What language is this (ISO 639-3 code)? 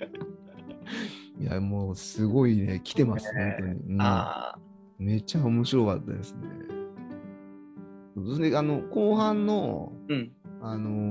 jpn